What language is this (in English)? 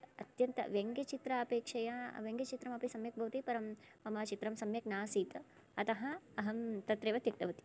Sanskrit